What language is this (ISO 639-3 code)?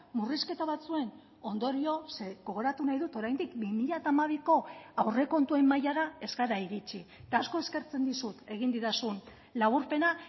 eus